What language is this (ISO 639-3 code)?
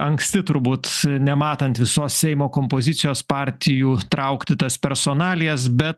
lit